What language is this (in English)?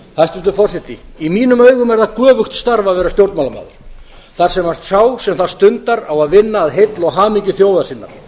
Icelandic